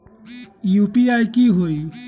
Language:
Magahi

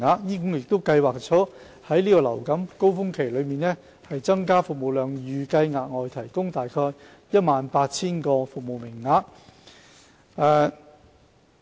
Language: Cantonese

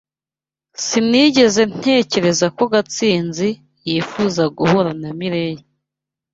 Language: Kinyarwanda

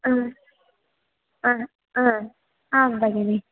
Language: Sanskrit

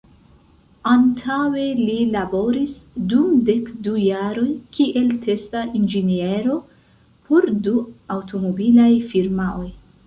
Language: Esperanto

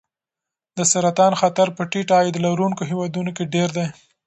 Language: Pashto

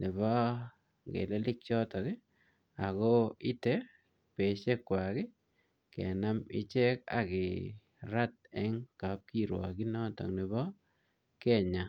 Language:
Kalenjin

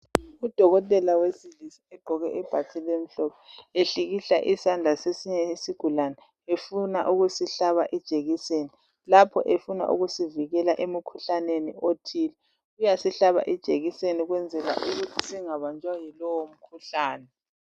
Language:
North Ndebele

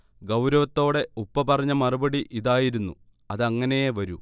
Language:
Malayalam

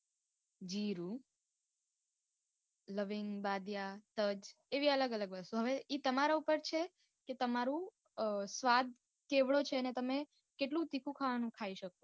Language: Gujarati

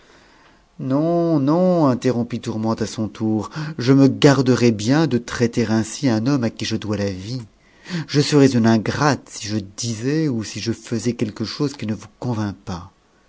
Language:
French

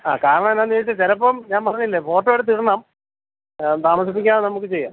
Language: Malayalam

